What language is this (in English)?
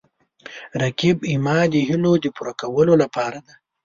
Pashto